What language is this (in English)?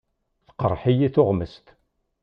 Kabyle